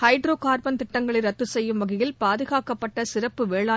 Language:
Tamil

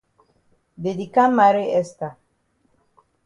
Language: Cameroon Pidgin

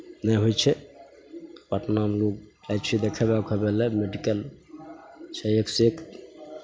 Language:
Maithili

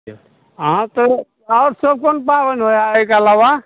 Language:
Maithili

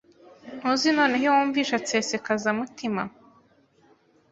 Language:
Kinyarwanda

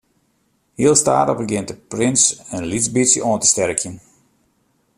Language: Western Frisian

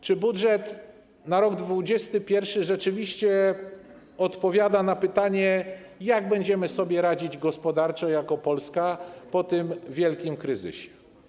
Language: Polish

